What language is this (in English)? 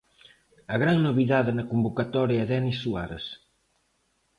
Galician